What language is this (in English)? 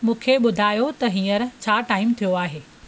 Sindhi